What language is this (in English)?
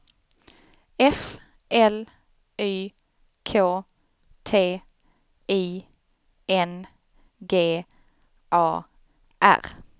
Swedish